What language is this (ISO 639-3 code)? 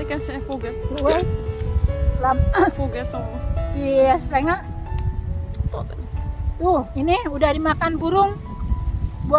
ind